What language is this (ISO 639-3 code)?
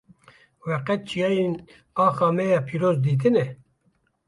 kur